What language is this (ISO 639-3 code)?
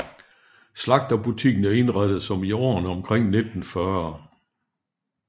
dan